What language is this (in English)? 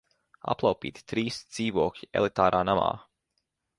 Latvian